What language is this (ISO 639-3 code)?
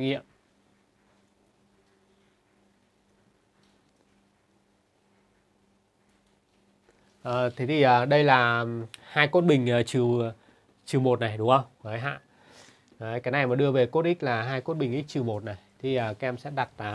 vie